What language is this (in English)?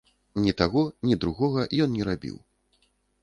Belarusian